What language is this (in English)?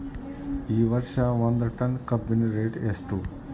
Kannada